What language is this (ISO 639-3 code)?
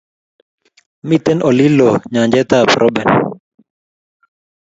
kln